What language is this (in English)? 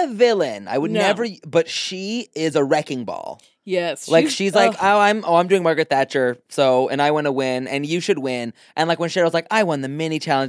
English